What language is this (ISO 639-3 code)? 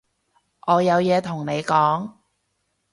yue